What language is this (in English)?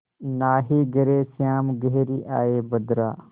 Hindi